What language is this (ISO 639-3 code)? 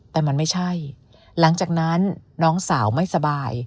tha